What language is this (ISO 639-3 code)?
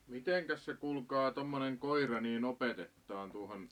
fin